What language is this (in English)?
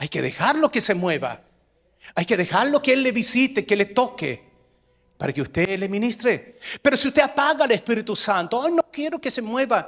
Spanish